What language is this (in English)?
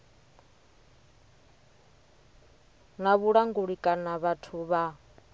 Venda